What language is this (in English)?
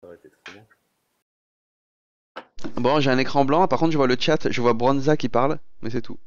French